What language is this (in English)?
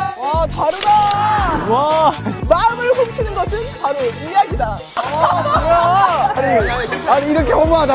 Korean